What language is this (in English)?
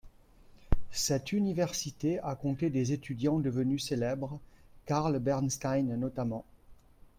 French